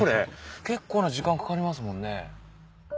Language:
Japanese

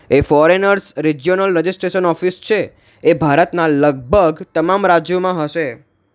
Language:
Gujarati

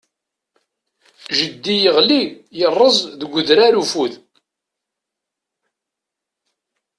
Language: Kabyle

